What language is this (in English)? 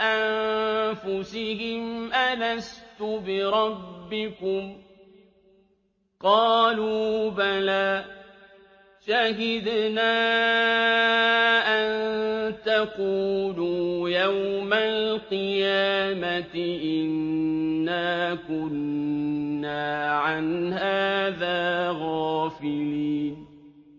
Arabic